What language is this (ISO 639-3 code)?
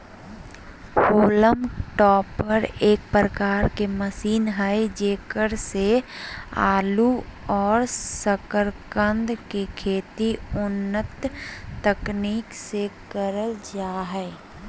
mag